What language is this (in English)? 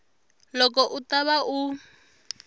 Tsonga